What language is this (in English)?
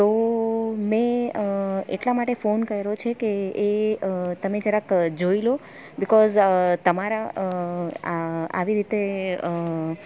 Gujarati